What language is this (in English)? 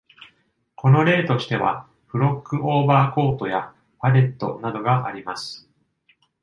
Japanese